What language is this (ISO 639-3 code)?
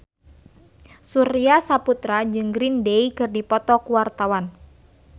sun